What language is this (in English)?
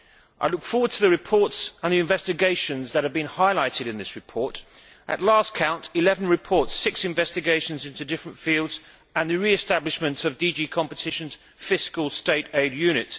English